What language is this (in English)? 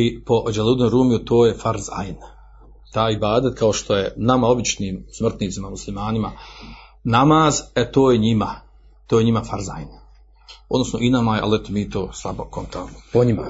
Croatian